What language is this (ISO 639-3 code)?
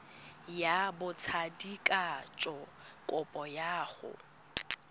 tsn